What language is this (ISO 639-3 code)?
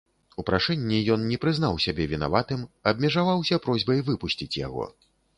bel